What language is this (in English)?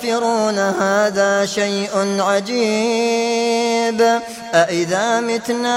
Arabic